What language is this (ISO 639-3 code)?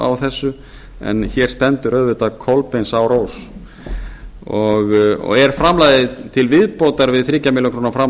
isl